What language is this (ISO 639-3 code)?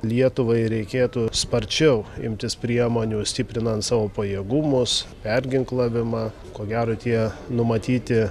lit